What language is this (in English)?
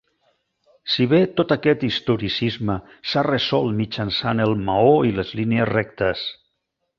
Catalan